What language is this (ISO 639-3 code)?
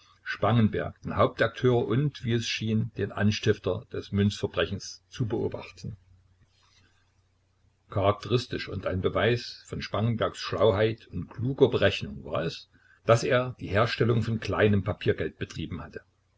deu